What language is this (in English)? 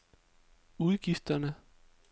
Danish